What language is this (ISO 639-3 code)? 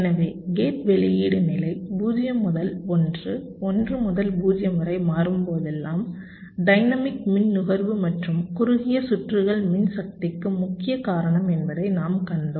tam